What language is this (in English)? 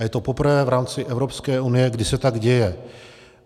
Czech